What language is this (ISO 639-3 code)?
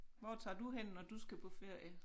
dan